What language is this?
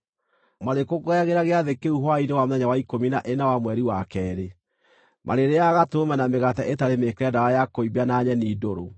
Kikuyu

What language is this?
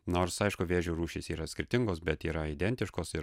Lithuanian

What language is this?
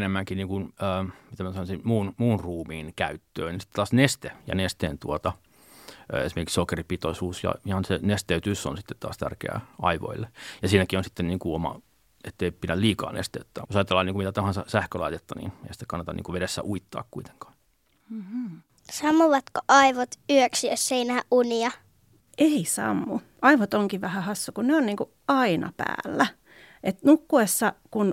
Finnish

